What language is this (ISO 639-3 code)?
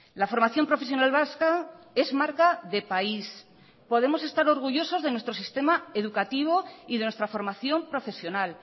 spa